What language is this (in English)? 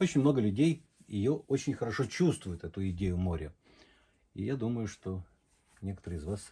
Russian